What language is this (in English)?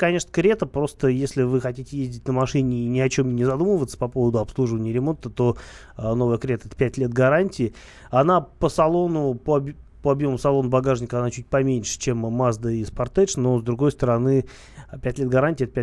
Russian